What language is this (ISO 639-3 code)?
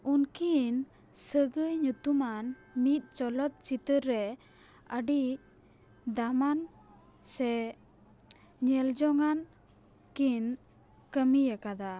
sat